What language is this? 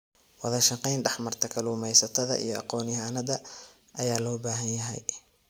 Somali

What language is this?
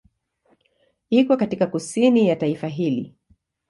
Swahili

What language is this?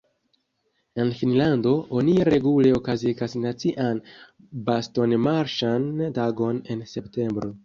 Esperanto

